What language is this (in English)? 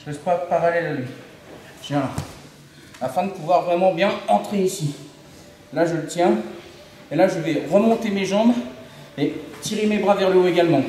French